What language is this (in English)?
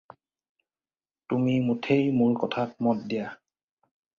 Assamese